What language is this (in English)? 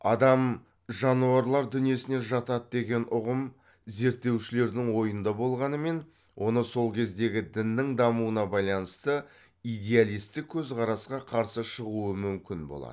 Kazakh